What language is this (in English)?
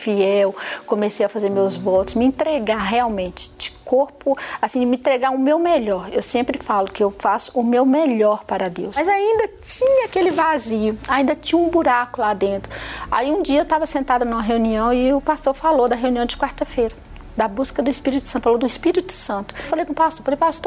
Portuguese